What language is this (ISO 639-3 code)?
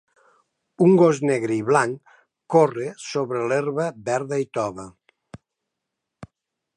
cat